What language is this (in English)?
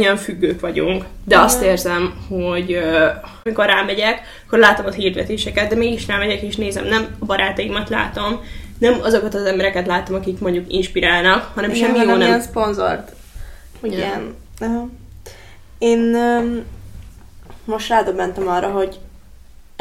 Hungarian